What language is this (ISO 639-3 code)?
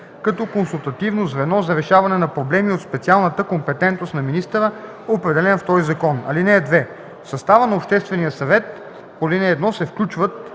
bul